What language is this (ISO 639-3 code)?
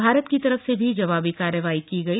hin